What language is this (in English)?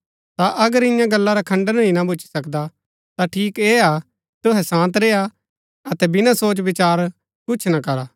Gaddi